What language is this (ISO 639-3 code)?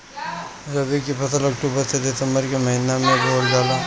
bho